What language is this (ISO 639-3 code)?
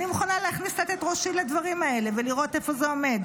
heb